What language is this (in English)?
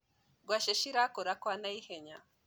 Kikuyu